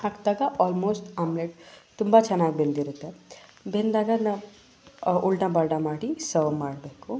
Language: Kannada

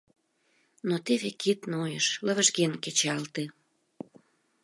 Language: Mari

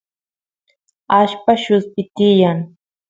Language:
Santiago del Estero Quichua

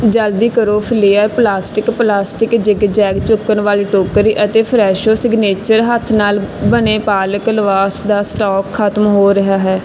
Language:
Punjabi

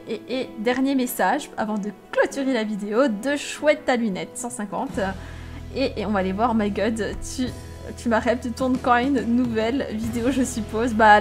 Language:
French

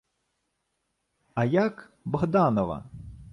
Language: Ukrainian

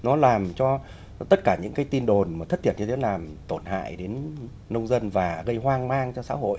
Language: Vietnamese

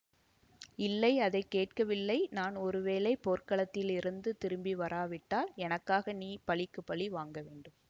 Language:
Tamil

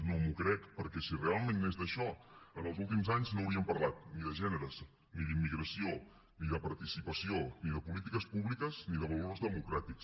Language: Catalan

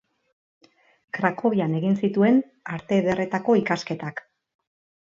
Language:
Basque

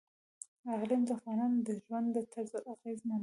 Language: Pashto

